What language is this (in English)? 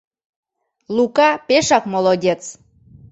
Mari